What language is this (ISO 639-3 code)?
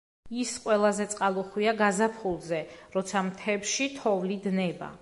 kat